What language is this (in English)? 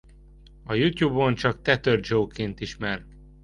Hungarian